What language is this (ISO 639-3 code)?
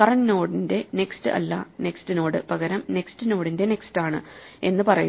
mal